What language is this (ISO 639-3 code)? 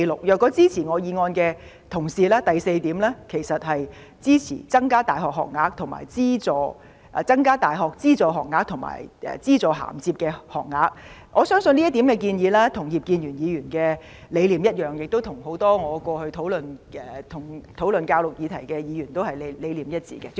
yue